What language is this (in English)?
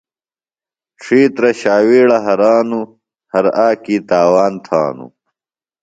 Phalura